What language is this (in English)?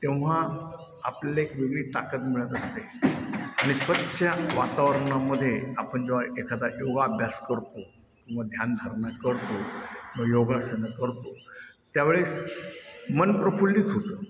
Marathi